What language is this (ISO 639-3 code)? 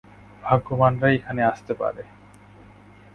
ben